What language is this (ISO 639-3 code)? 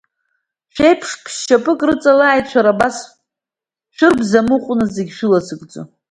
abk